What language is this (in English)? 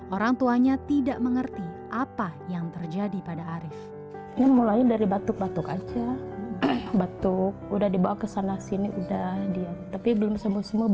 Indonesian